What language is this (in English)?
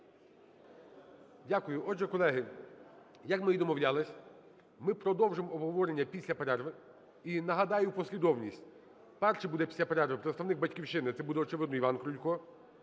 Ukrainian